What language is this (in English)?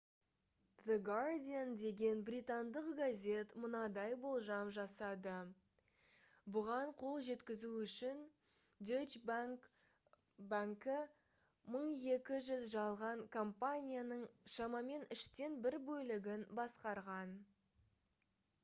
Kazakh